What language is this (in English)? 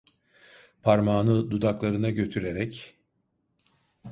Turkish